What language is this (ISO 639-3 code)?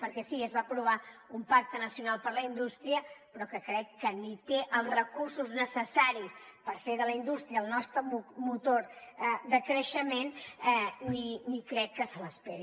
cat